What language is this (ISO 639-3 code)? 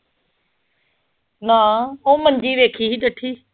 pan